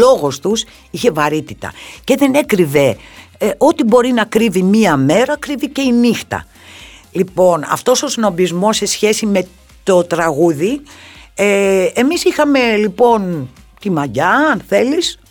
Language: Greek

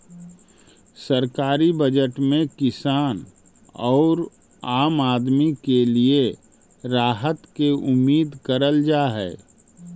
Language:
Magahi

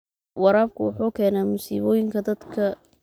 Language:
Somali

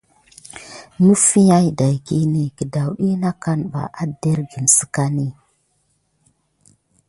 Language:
Gidar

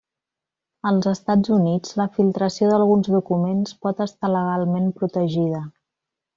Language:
Catalan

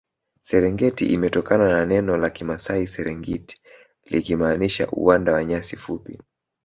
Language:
Swahili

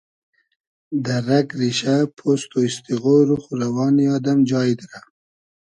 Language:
Hazaragi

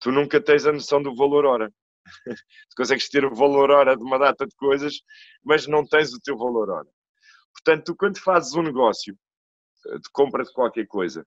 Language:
Portuguese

